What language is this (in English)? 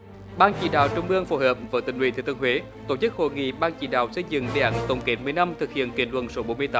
Vietnamese